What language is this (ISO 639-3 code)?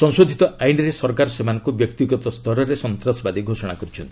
ori